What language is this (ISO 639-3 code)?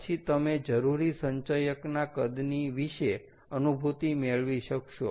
guj